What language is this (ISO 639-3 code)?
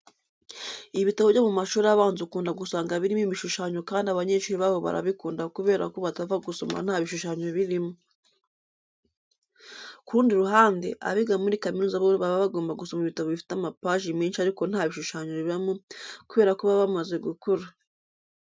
kin